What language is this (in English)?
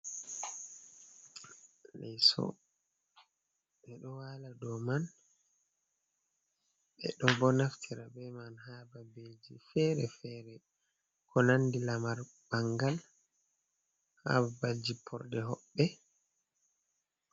Fula